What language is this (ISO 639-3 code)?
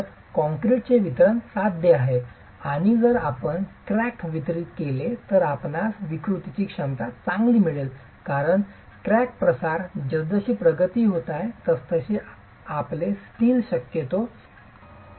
mar